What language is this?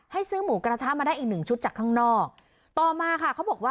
Thai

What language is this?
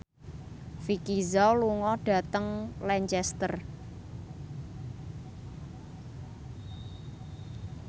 Javanese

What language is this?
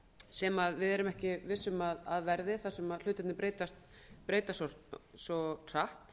Icelandic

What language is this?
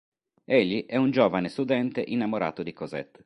Italian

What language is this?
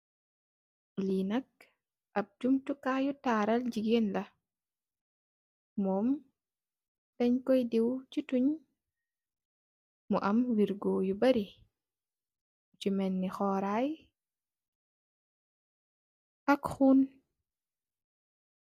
Wolof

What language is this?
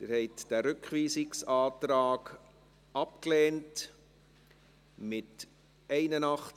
Swiss German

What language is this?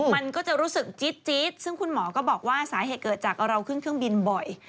Thai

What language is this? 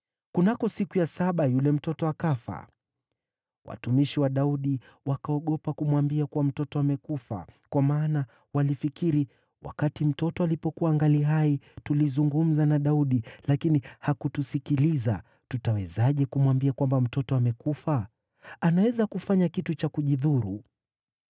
Swahili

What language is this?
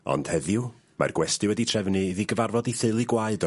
Welsh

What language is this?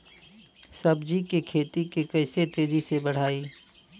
Bhojpuri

